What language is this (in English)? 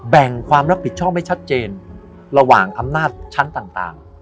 Thai